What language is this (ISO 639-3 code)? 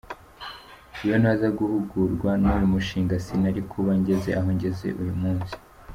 kin